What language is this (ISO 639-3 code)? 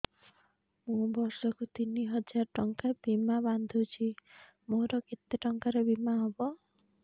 ori